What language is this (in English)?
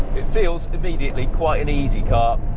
English